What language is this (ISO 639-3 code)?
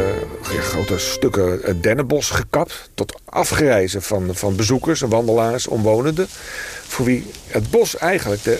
nld